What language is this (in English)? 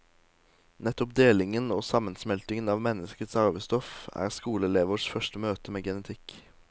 Norwegian